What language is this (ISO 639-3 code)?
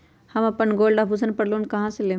mag